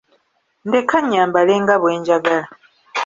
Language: Ganda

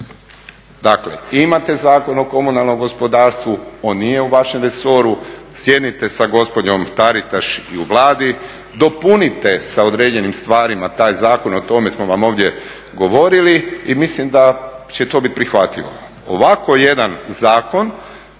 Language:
Croatian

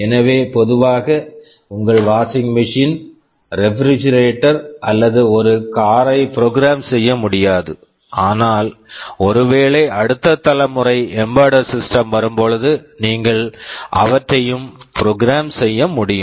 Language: Tamil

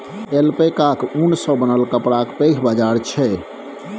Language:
Maithili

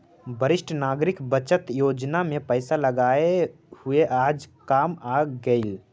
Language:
Magahi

